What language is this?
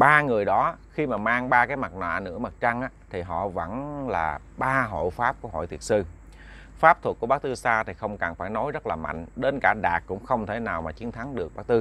Vietnamese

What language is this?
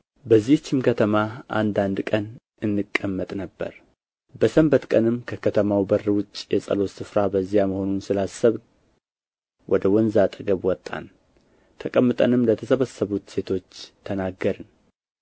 Amharic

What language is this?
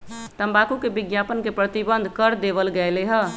Magahi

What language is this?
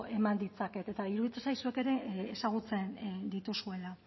Basque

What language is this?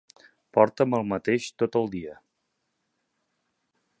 Catalan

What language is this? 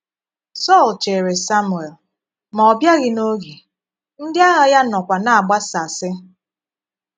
Igbo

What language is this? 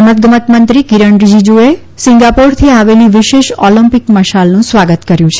Gujarati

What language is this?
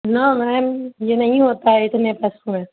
Urdu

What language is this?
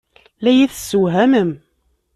Kabyle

